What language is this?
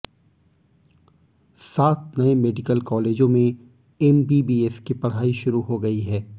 Hindi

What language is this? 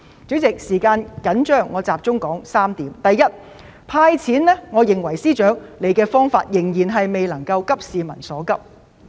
Cantonese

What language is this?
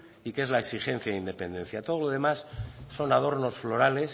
Spanish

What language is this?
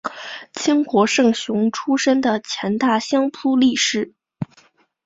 Chinese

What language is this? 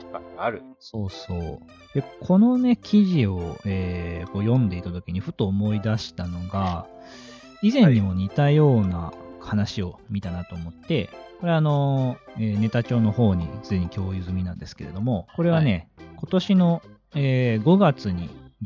Japanese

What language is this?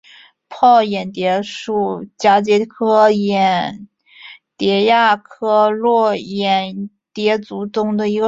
Chinese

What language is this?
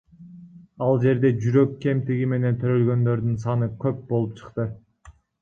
Kyrgyz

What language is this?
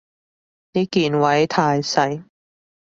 Cantonese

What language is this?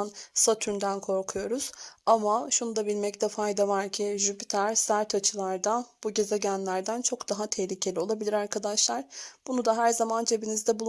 Turkish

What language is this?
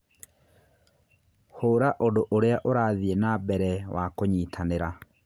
Kikuyu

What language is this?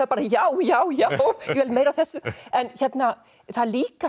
Icelandic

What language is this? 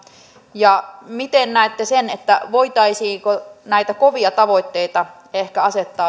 Finnish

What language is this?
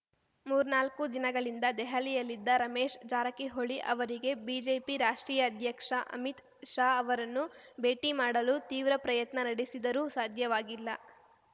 Kannada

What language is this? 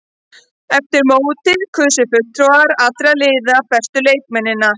Icelandic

